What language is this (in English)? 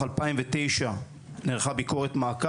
Hebrew